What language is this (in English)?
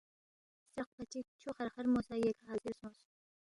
Balti